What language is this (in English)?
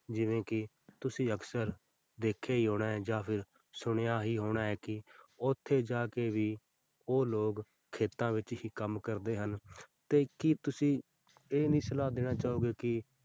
Punjabi